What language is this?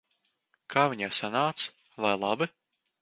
Latvian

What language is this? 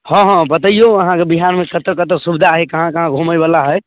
Maithili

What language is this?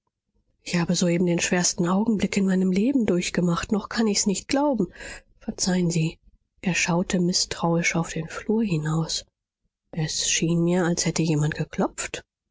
German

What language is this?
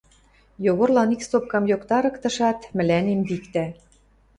Western Mari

